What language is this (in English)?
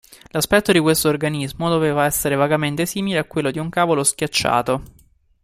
Italian